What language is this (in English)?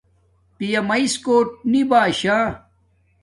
Domaaki